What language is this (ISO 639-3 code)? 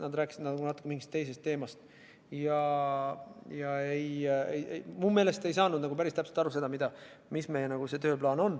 est